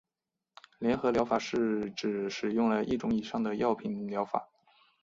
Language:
Chinese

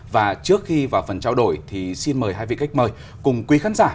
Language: Vietnamese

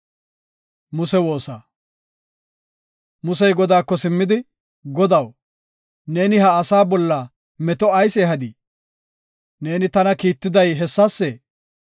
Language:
Gofa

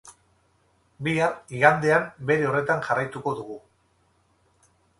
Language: Basque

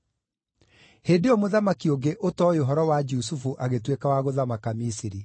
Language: Kikuyu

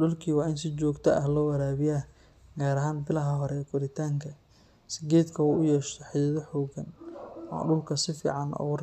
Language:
Somali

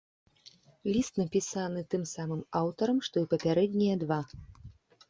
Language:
Belarusian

